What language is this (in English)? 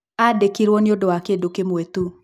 Kikuyu